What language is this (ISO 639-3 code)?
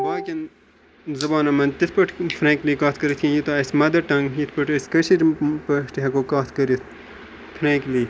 kas